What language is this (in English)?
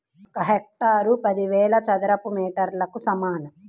Telugu